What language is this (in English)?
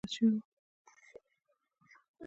Pashto